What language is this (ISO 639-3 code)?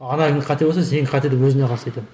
kaz